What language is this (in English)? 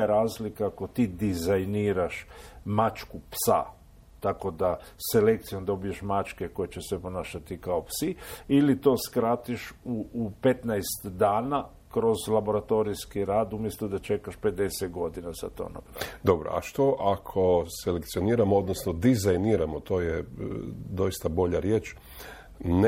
Croatian